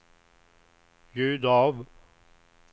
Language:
Swedish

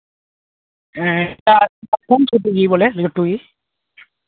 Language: Santali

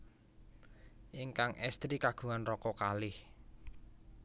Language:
Javanese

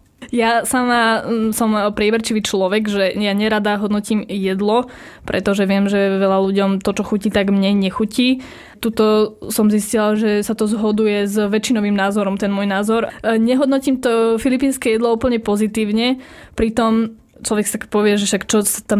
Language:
Slovak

